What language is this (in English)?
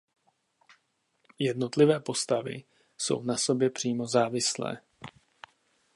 Czech